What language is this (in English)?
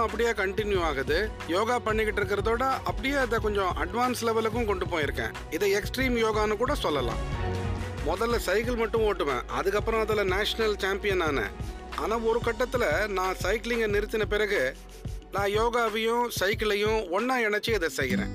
Tamil